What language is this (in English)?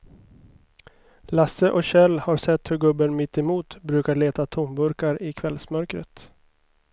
Swedish